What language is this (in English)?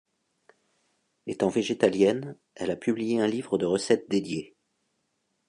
French